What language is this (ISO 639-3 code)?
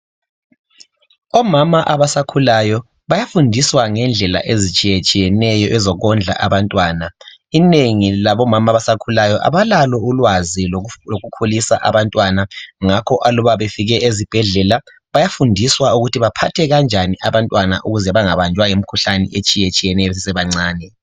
nde